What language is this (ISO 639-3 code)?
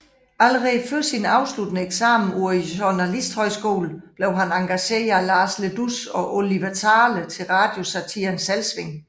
dan